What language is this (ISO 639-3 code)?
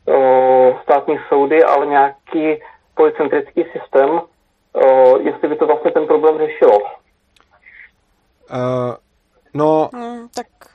ces